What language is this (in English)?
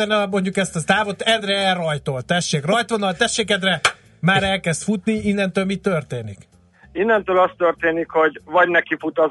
Hungarian